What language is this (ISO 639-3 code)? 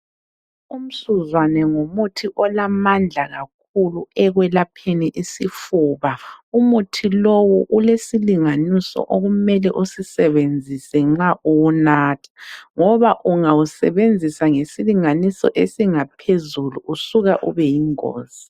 nde